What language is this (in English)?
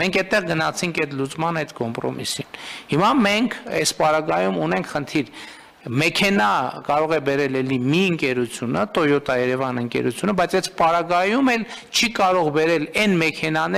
Romanian